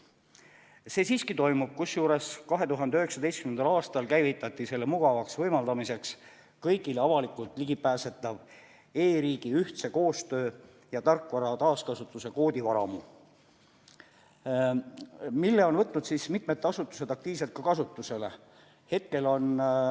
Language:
Estonian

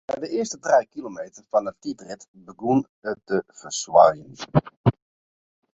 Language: Western Frisian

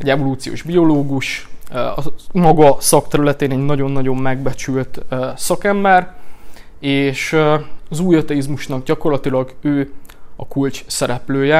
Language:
Hungarian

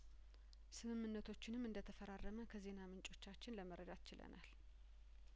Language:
Amharic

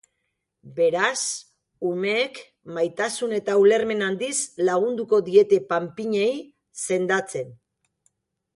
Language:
Basque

